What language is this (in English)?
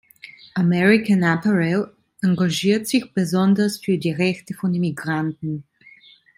German